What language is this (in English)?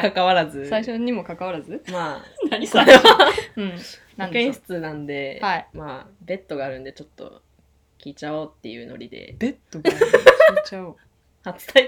Japanese